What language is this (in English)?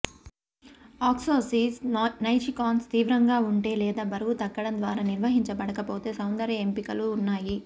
Telugu